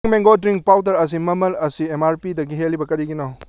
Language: Manipuri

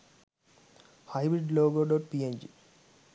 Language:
Sinhala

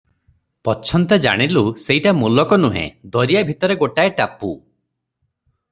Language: Odia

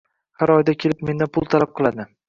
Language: Uzbek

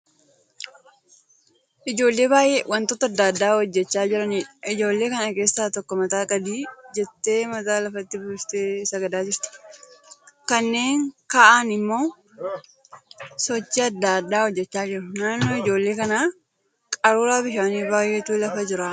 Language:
Oromo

